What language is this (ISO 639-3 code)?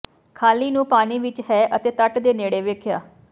pan